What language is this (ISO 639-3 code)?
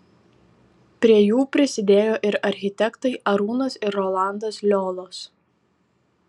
lit